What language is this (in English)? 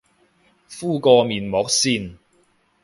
Cantonese